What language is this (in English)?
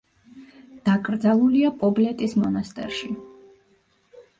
Georgian